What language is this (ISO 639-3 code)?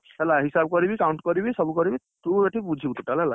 ori